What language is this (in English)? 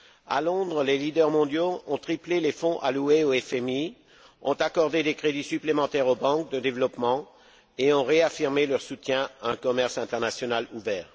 French